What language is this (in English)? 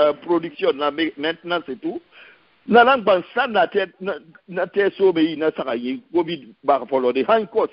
French